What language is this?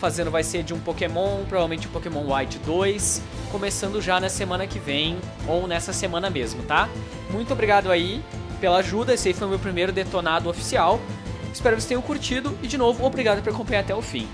Portuguese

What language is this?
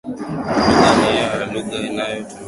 Swahili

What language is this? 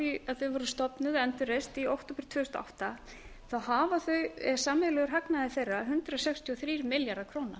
Icelandic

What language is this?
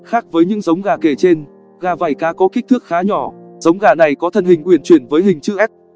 Vietnamese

